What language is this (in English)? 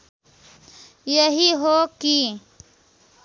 Nepali